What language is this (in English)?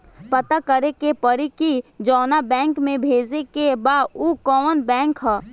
Bhojpuri